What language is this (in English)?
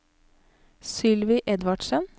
Norwegian